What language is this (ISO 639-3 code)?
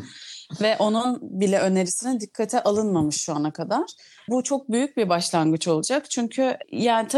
tur